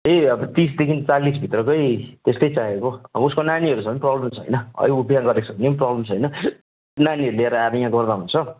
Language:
Nepali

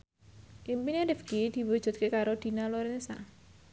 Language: Javanese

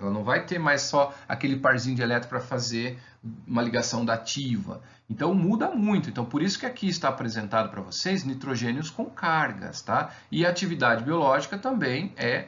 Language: Portuguese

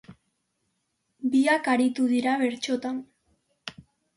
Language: Basque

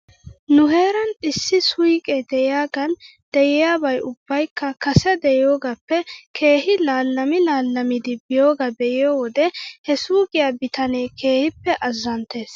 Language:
Wolaytta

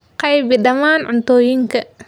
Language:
Somali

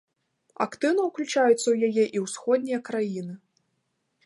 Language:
Belarusian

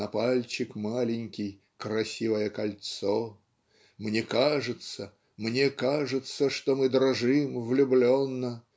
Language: Russian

